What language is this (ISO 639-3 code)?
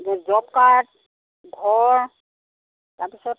asm